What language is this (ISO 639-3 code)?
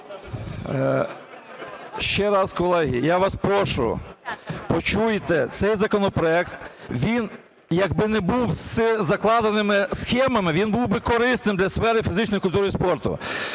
ukr